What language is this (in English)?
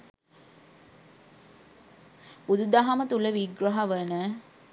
Sinhala